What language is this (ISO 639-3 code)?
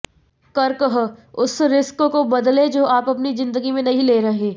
hin